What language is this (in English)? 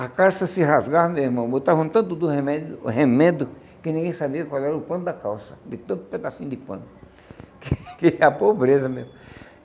Portuguese